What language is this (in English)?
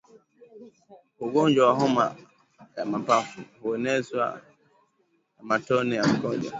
Swahili